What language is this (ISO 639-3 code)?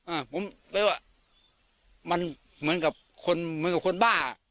tha